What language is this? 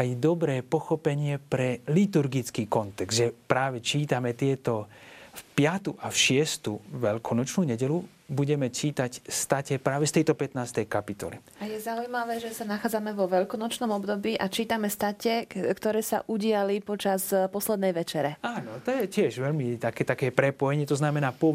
Slovak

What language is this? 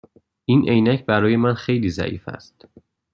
Persian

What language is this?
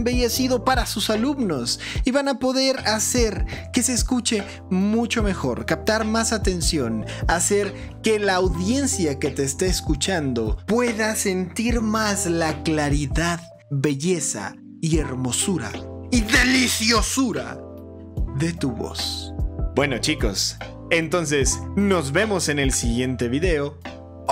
Spanish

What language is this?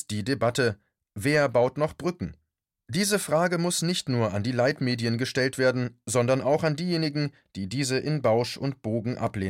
German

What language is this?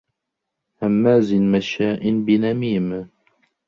Arabic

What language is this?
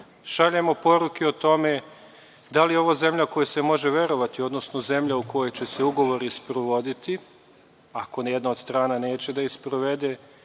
Serbian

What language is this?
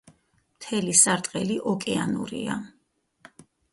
Georgian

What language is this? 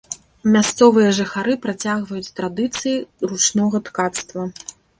Belarusian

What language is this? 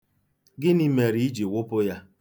Igbo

